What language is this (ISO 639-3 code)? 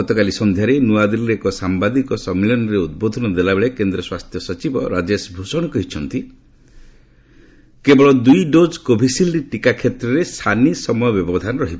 ori